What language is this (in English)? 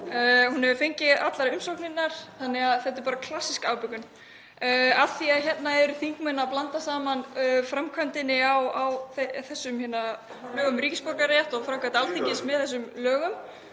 Icelandic